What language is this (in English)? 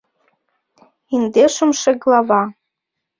Mari